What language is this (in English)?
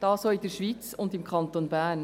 Swiss German